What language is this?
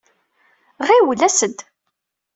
Kabyle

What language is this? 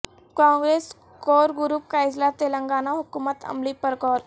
Urdu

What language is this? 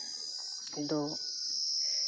Santali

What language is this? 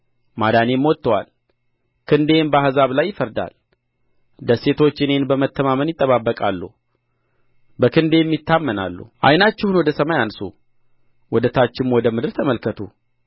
Amharic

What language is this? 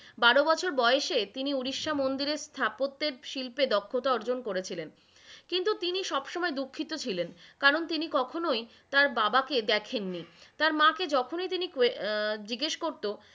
Bangla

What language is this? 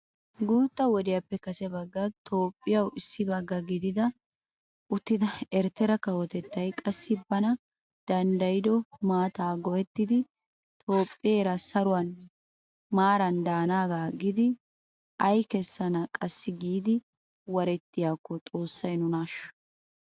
Wolaytta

